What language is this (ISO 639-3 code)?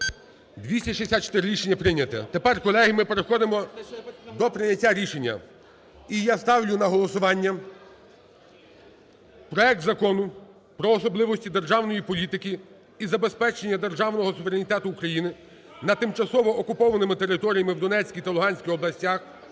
ukr